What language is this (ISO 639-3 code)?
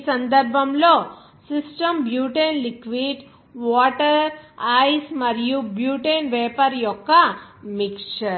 tel